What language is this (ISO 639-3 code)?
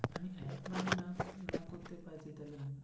ben